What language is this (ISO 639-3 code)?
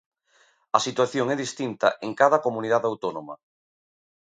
glg